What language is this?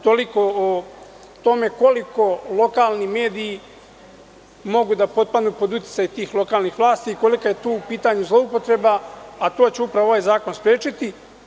Serbian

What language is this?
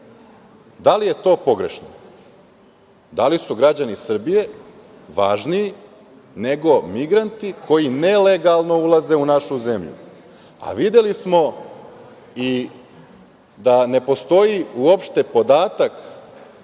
Serbian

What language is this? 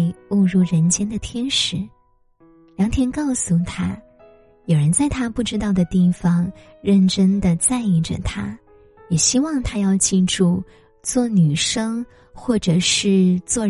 Chinese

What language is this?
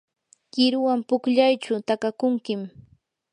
Yanahuanca Pasco Quechua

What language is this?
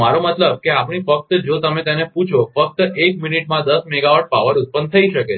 Gujarati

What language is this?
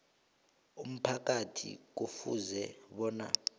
South Ndebele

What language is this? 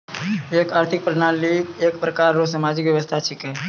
Maithili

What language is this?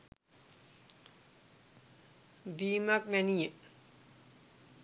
Sinhala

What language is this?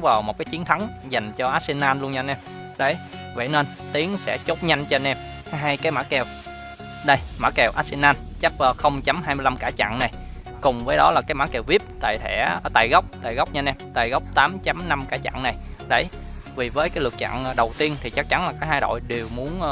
Vietnamese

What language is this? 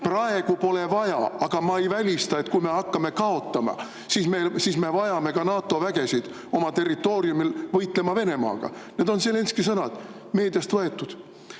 Estonian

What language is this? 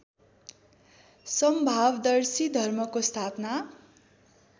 Nepali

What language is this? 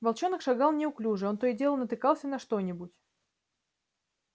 Russian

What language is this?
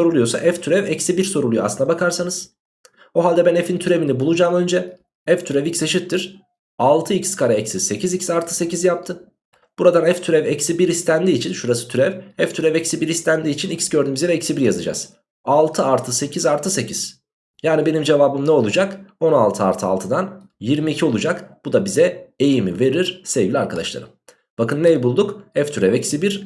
Turkish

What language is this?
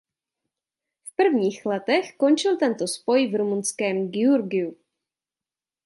Czech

